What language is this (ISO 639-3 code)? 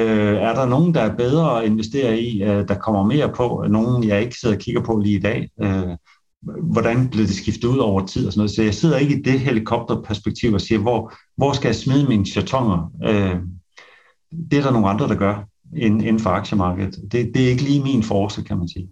dan